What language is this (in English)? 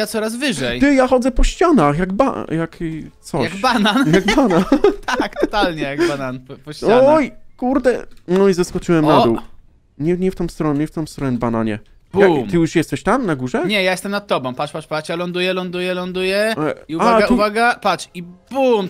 Polish